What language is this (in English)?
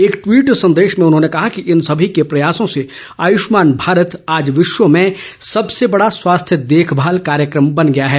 Hindi